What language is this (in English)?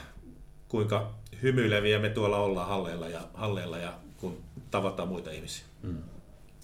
Finnish